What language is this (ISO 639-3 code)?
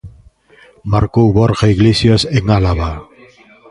glg